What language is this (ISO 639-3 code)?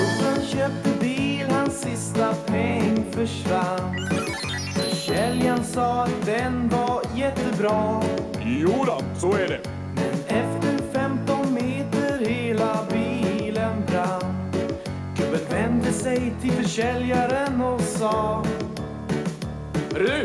swe